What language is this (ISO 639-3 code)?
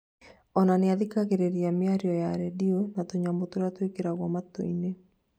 kik